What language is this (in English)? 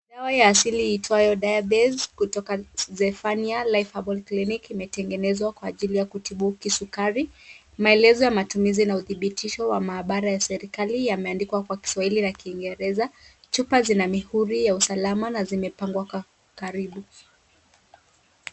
Swahili